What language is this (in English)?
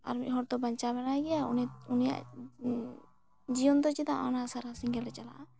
Santali